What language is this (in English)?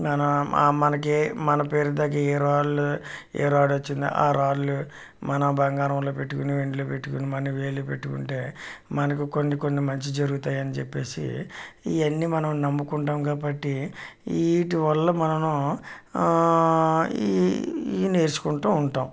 Telugu